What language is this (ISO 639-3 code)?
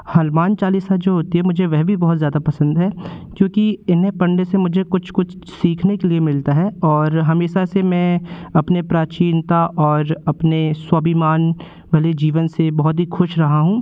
hin